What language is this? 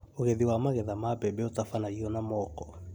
Kikuyu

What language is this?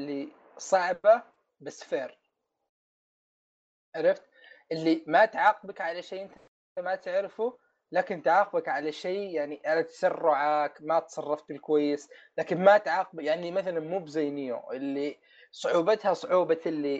Arabic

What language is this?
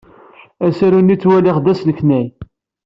Kabyle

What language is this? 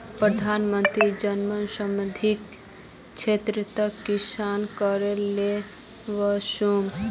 Magahi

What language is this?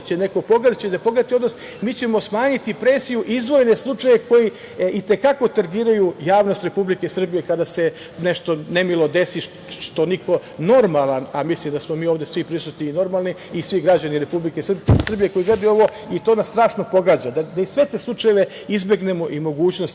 Serbian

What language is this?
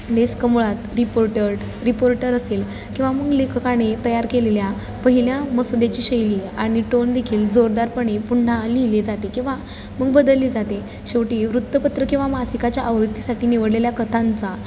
Marathi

